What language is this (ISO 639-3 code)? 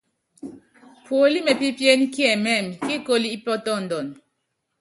yav